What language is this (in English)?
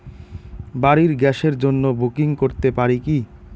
Bangla